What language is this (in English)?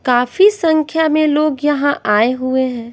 Hindi